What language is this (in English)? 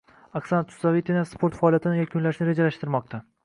Uzbek